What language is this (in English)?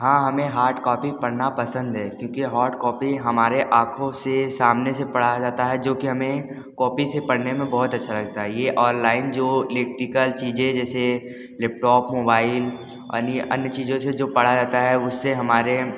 Hindi